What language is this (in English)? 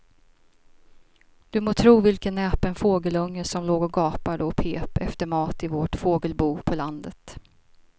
Swedish